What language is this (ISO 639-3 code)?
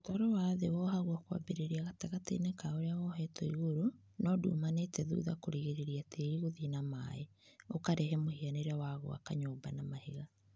kik